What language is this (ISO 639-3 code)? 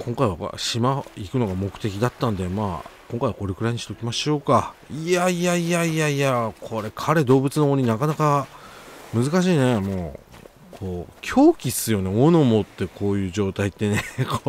jpn